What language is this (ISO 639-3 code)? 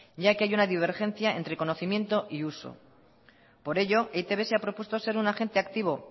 spa